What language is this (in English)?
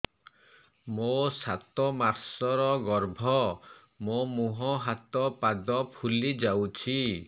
Odia